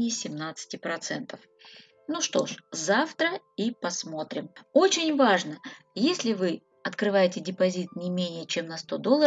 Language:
Russian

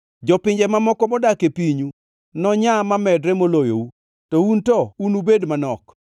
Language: Luo (Kenya and Tanzania)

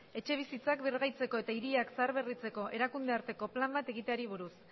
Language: Basque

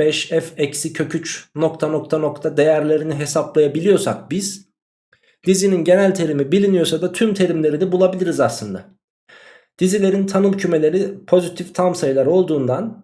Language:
Turkish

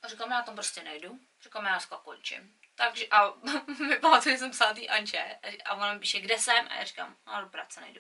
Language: Czech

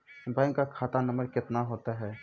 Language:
Maithili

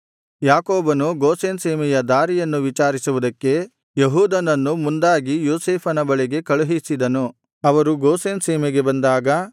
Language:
Kannada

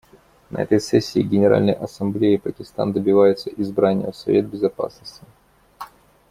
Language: Russian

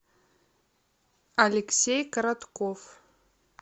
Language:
Russian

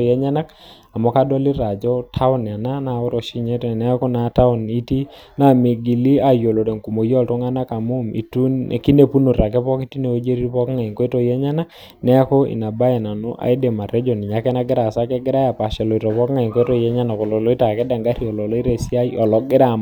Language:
Masai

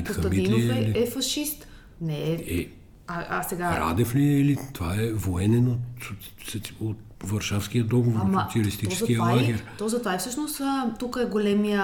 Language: Bulgarian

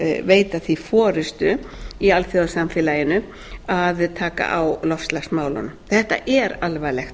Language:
Icelandic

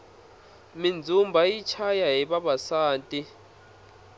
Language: Tsonga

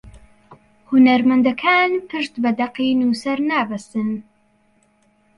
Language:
Central Kurdish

